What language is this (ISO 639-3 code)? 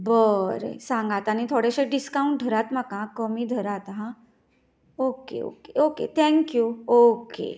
kok